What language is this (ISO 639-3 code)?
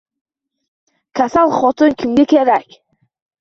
uzb